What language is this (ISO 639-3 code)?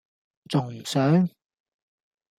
yue